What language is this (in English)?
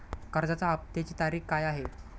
Marathi